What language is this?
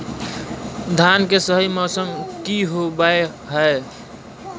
Magahi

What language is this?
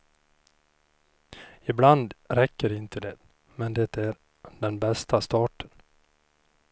Swedish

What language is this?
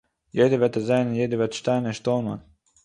Yiddish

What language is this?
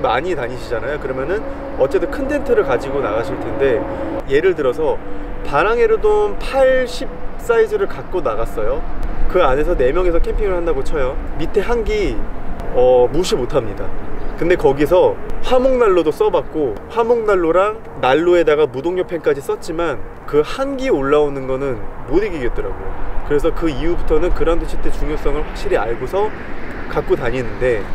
Korean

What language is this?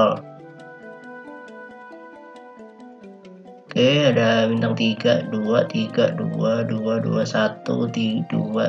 Indonesian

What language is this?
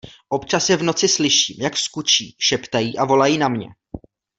Czech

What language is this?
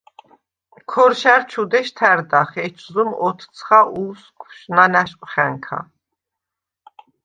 Svan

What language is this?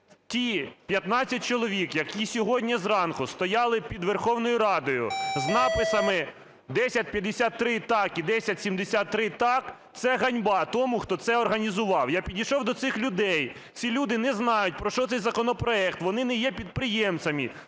Ukrainian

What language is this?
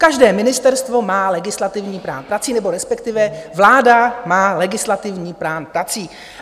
Czech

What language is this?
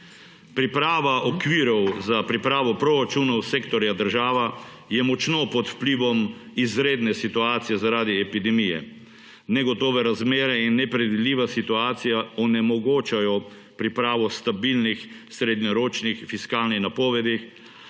Slovenian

